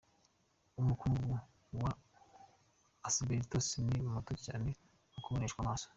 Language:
Kinyarwanda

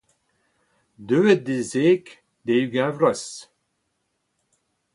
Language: Breton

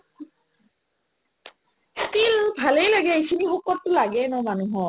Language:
Assamese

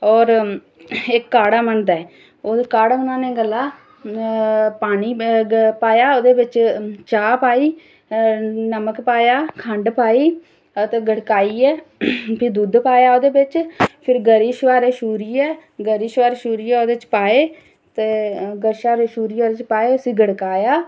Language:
Dogri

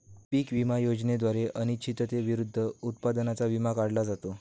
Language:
Marathi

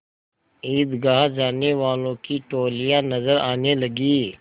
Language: Hindi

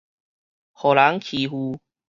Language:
Min Nan Chinese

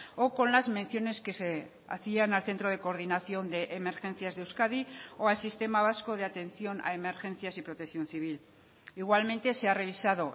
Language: Spanish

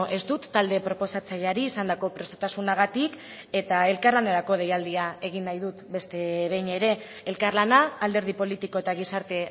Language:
Basque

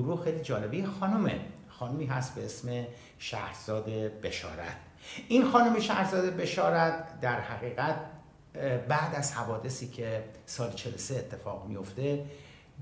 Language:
Persian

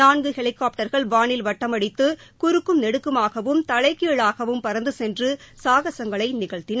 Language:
Tamil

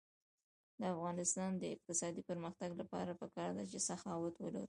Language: Pashto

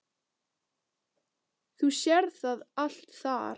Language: Icelandic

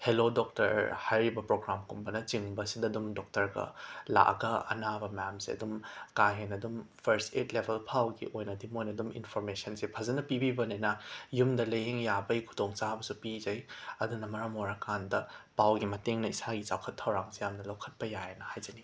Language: Manipuri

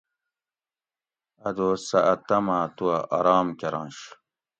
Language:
Gawri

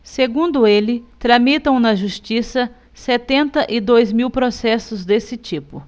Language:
Portuguese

